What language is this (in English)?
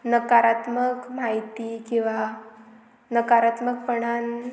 Konkani